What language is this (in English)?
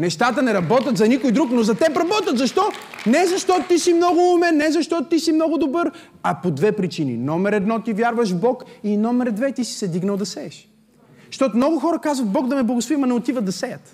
Bulgarian